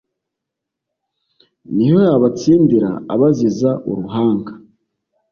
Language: Kinyarwanda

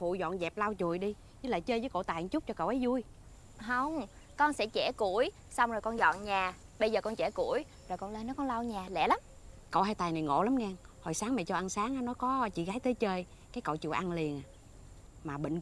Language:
Vietnamese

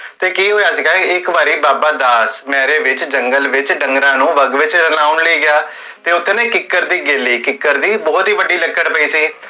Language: Punjabi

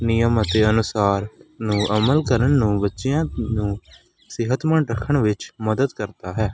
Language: Punjabi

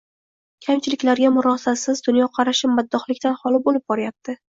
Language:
Uzbek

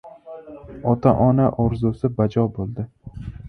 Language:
Uzbek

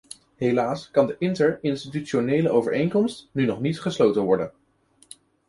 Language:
Dutch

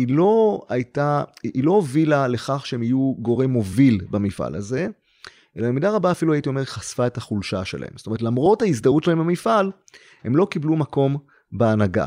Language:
Hebrew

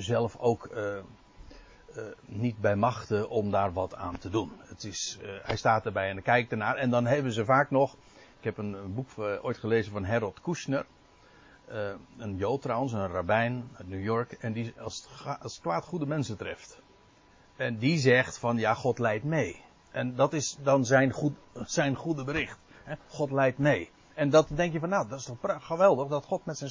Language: Dutch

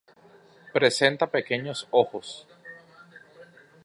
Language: Spanish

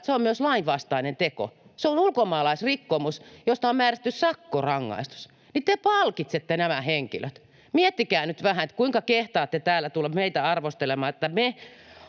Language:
Finnish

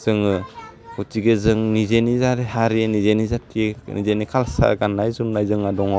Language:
Bodo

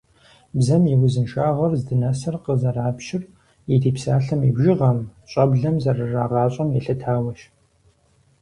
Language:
Kabardian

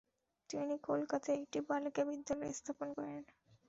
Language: Bangla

